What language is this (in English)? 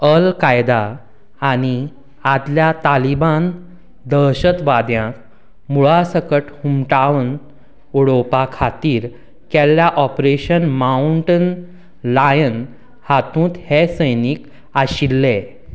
Konkani